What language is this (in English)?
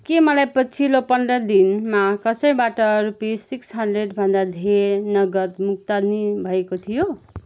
Nepali